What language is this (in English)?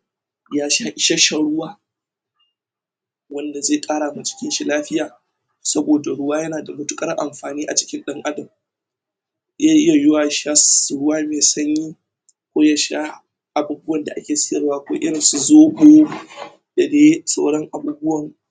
Hausa